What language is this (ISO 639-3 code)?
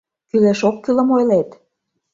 chm